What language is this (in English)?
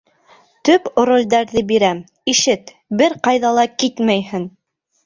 Bashkir